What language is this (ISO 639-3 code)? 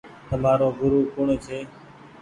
gig